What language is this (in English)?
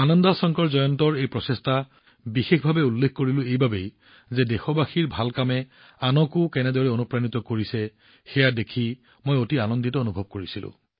Assamese